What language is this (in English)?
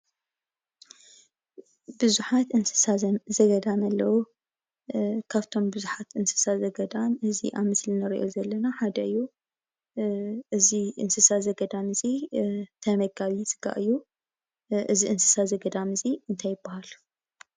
Tigrinya